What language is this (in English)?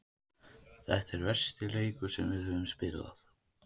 Icelandic